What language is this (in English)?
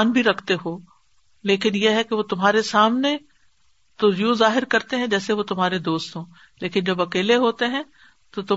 Urdu